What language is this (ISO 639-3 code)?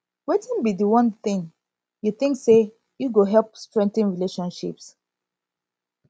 pcm